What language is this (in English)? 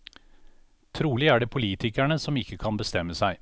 Norwegian